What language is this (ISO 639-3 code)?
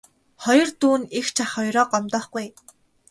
mon